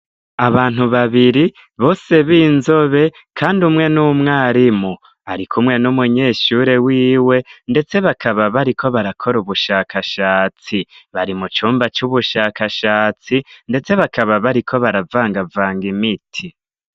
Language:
Rundi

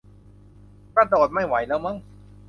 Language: Thai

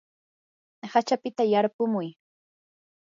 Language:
Yanahuanca Pasco Quechua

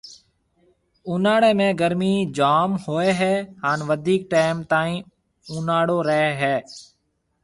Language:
Marwari (Pakistan)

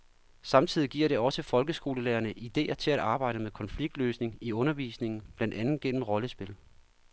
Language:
Danish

